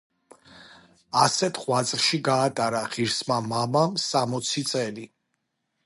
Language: Georgian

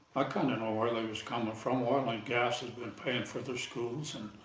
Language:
English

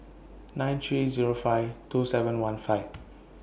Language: English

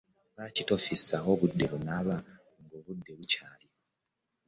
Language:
Ganda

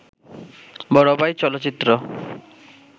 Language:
Bangla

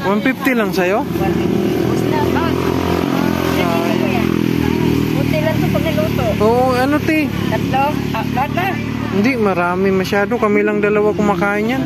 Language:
Filipino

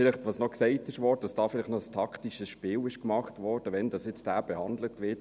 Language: Swiss German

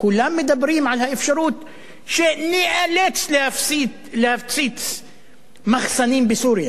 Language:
Hebrew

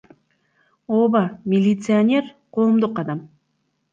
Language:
Kyrgyz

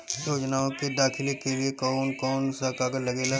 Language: Bhojpuri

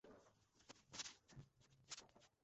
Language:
Bangla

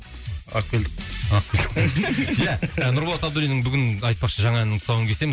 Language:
Kazakh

